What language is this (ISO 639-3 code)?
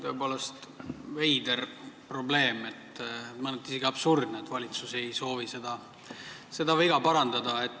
est